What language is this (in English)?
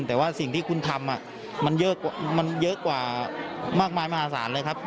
Thai